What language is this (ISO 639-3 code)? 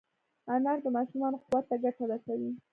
pus